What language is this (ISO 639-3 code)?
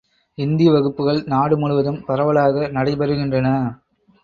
tam